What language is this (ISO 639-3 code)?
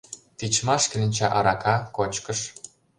chm